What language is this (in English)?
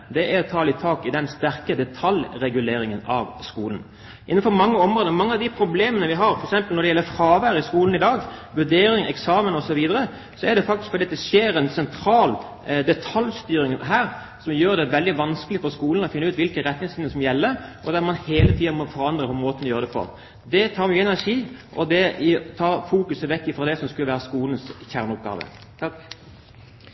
Norwegian Bokmål